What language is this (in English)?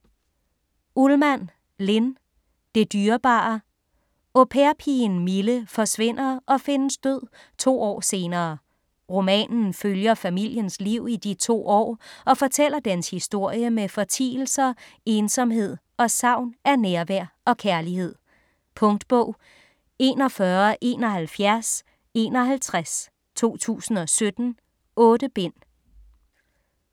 Danish